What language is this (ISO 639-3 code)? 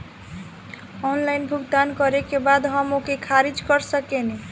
bho